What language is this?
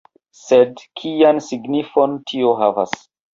Esperanto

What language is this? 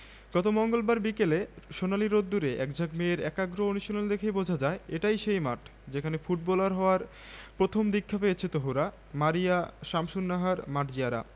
Bangla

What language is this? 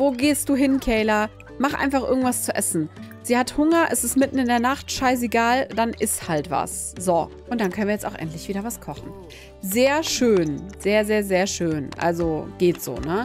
German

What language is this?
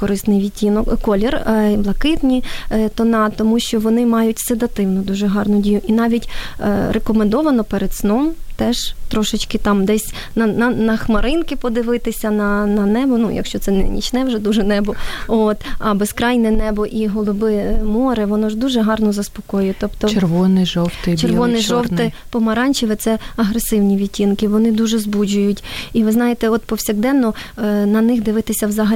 Ukrainian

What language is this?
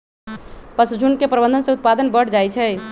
Magahi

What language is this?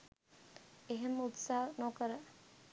Sinhala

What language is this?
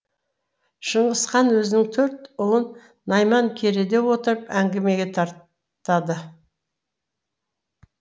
Kazakh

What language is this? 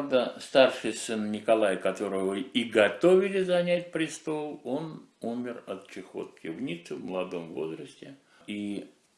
Russian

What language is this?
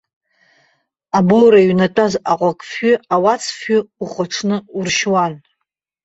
Abkhazian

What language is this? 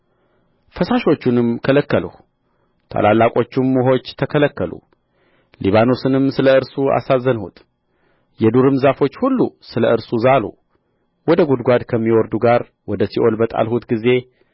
Amharic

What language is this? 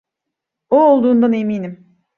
Turkish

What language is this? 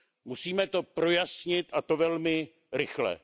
Czech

